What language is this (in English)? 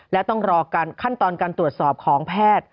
Thai